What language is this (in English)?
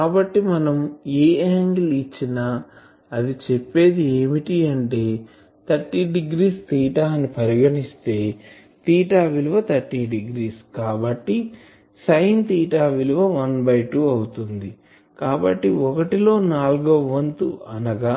Telugu